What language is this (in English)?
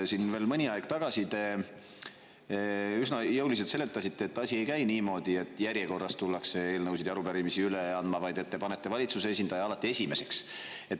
Estonian